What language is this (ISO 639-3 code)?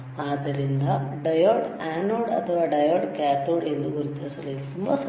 kan